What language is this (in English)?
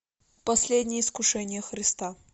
Russian